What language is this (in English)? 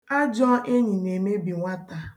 Igbo